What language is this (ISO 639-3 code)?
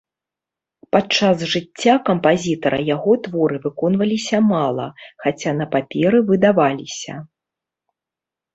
bel